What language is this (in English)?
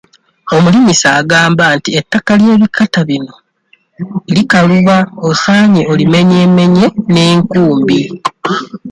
Ganda